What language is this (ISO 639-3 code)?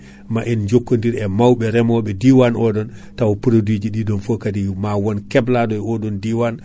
ful